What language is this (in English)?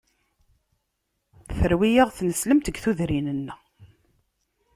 Kabyle